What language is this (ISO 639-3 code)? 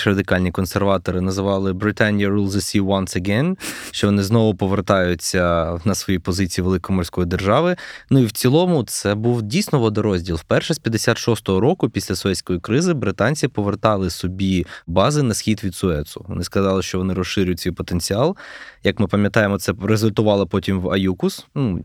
ukr